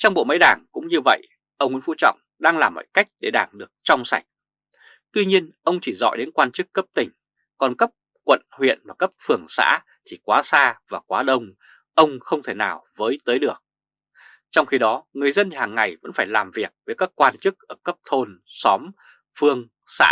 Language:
Vietnamese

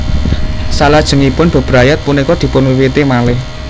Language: Javanese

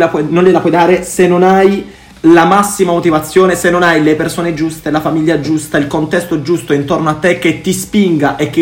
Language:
Italian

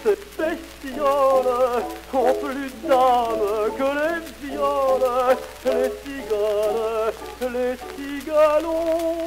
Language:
French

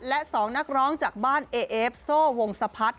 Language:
Thai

